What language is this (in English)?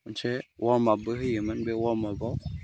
Bodo